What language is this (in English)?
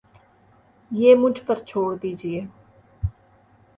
Urdu